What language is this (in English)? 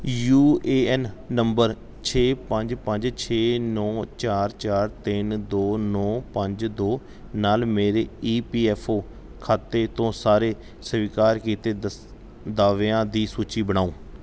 Punjabi